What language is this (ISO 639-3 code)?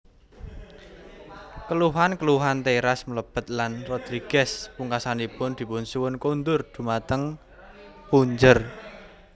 jav